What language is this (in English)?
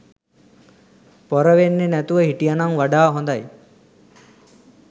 Sinhala